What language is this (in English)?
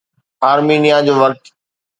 Sindhi